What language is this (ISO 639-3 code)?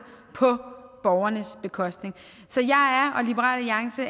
dan